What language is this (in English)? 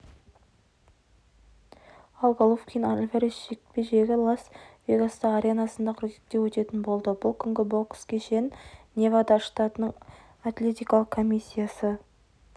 Kazakh